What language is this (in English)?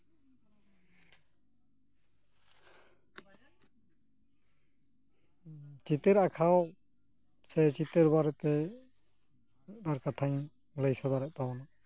Santali